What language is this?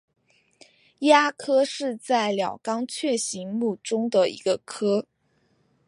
Chinese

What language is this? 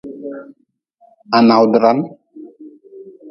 Nawdm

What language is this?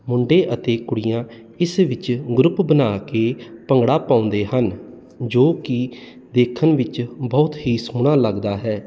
Punjabi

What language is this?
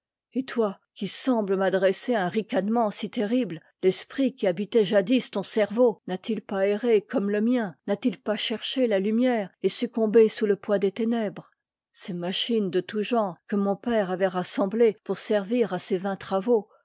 French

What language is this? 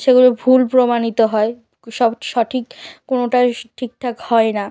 Bangla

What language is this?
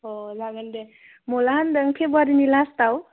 Bodo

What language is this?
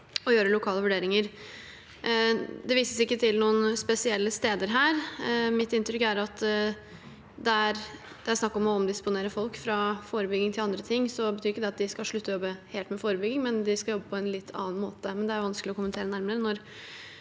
Norwegian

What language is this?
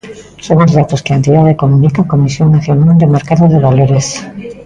Galician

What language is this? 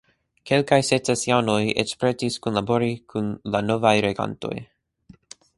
Esperanto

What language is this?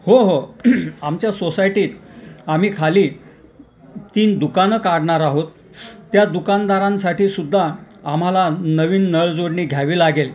Marathi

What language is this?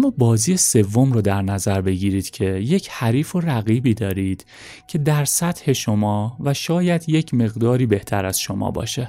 Persian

